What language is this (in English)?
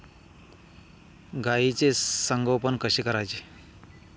Marathi